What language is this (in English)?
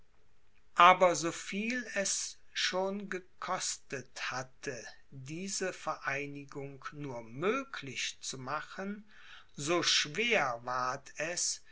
German